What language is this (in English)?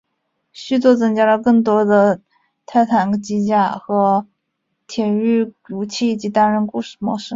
Chinese